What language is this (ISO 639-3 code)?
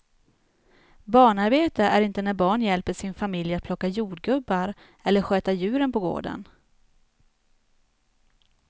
swe